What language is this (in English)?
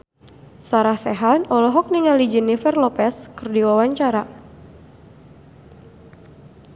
Sundanese